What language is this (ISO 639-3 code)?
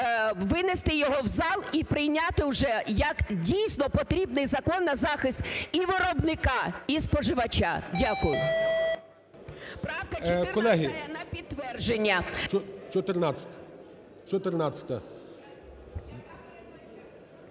ukr